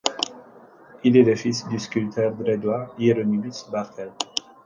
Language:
French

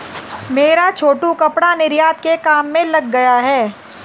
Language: Hindi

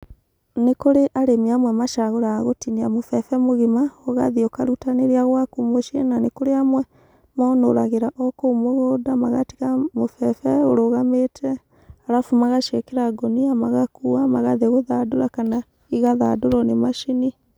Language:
Kikuyu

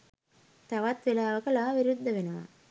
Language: Sinhala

